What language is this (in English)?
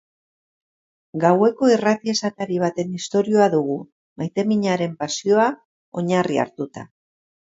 Basque